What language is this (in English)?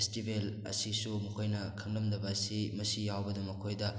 Manipuri